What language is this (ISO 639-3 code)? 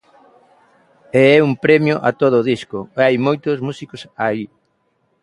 glg